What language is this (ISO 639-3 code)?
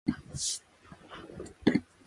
jpn